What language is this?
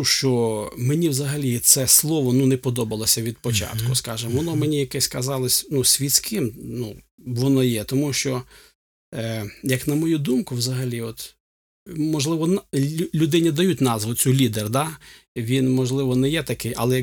Ukrainian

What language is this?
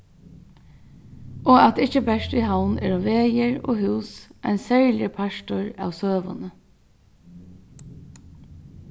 Faroese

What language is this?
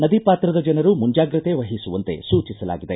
Kannada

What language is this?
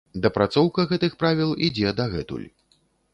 Belarusian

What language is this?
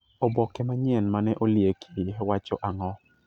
Luo (Kenya and Tanzania)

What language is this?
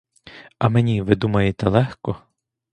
Ukrainian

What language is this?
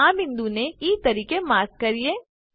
Gujarati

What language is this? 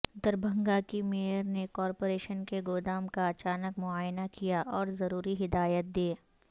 Urdu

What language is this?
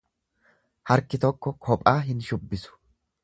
Oromo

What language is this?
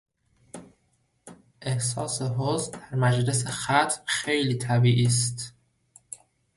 Persian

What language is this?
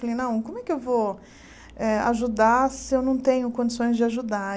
Portuguese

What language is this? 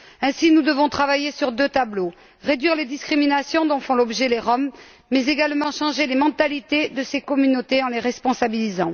French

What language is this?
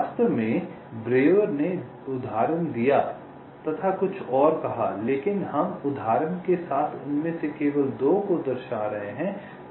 Hindi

